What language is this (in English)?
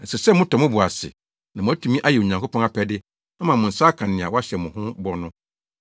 Akan